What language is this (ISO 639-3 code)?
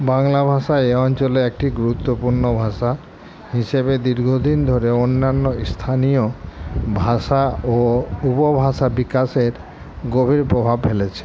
ben